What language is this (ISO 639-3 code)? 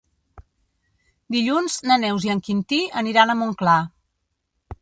cat